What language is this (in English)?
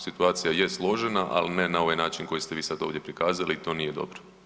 Croatian